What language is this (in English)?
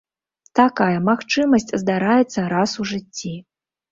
Belarusian